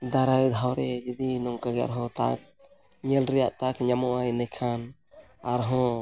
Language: Santali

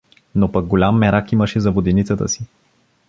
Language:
Bulgarian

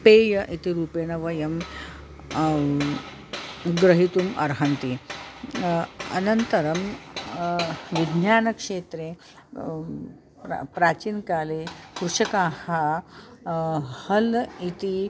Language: Sanskrit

